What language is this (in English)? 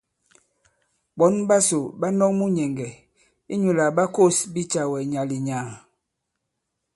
Bankon